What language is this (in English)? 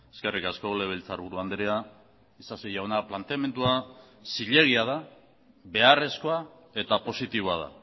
Basque